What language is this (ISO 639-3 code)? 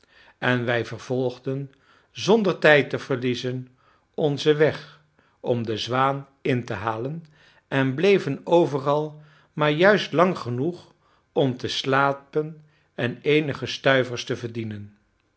nld